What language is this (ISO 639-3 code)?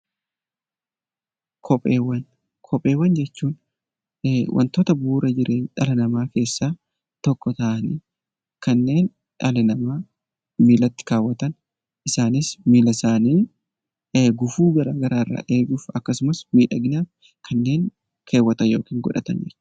orm